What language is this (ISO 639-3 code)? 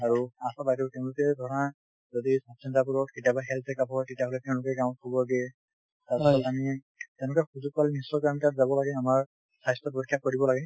asm